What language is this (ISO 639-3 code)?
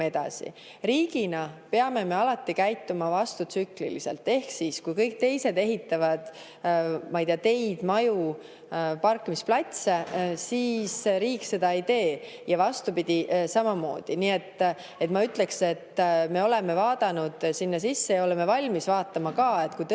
est